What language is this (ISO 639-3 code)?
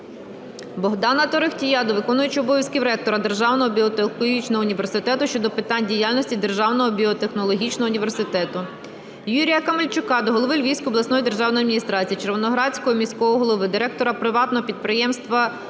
ukr